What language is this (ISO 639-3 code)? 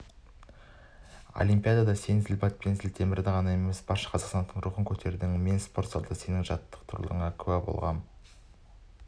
kaz